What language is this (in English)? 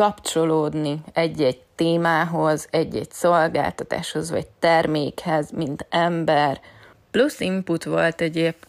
Hungarian